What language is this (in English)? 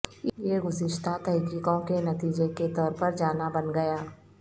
Urdu